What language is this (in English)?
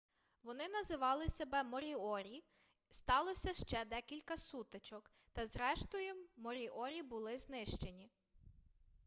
Ukrainian